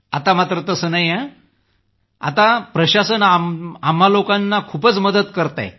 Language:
Marathi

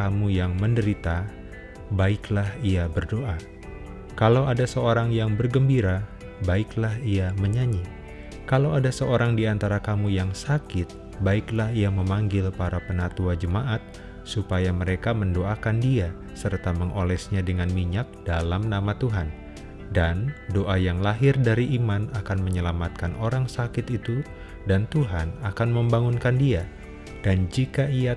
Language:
Indonesian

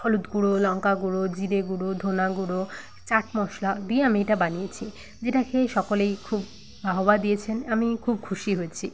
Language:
Bangla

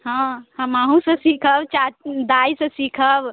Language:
Maithili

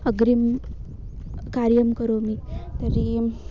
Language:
Sanskrit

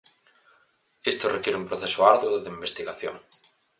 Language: Galician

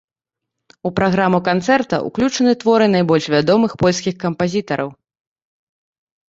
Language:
Belarusian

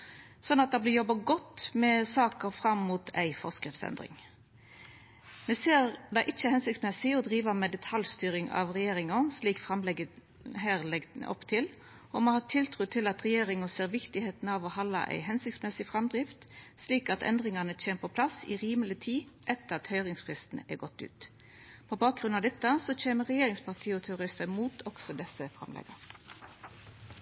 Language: Norwegian Nynorsk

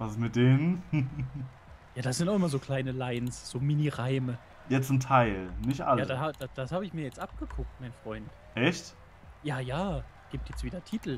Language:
German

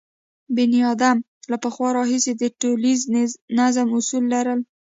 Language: Pashto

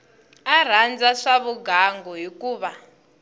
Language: Tsonga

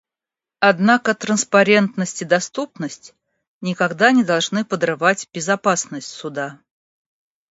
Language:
Russian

